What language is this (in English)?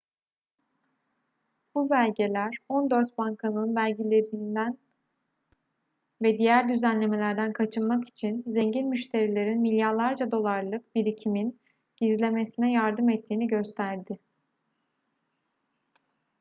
Turkish